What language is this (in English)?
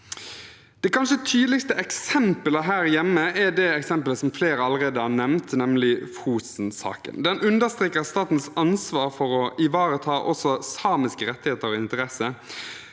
Norwegian